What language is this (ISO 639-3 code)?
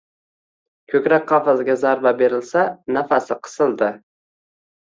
uzb